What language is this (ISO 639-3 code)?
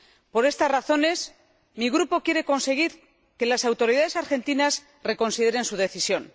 spa